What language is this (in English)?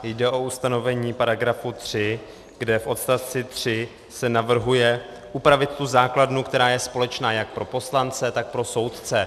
Czech